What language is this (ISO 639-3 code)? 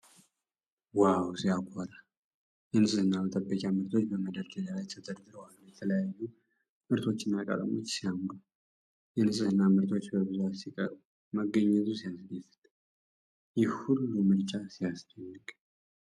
amh